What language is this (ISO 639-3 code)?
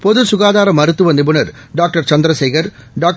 tam